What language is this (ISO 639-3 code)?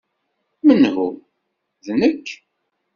kab